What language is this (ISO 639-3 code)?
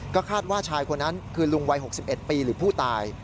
tha